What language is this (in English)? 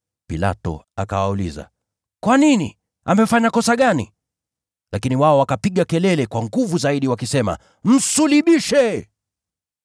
Swahili